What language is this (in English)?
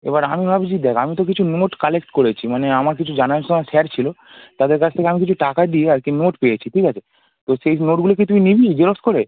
Bangla